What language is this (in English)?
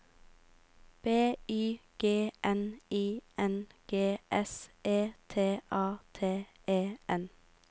Norwegian